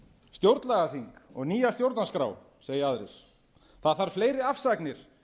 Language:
Icelandic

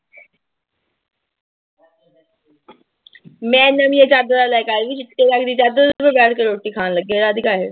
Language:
Punjabi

